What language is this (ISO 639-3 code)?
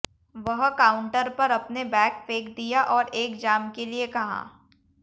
hin